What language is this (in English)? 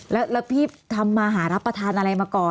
Thai